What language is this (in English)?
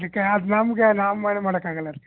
Kannada